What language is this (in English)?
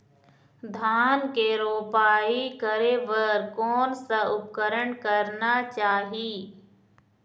Chhattisgarhi